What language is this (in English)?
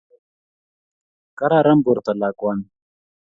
Kalenjin